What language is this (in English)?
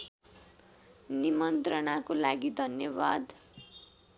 Nepali